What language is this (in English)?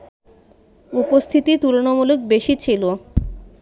Bangla